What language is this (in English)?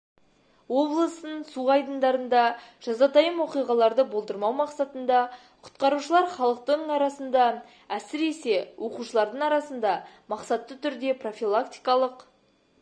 Kazakh